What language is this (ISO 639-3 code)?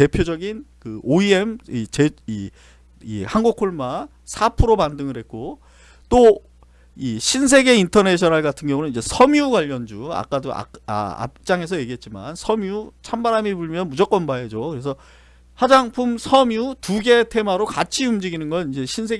kor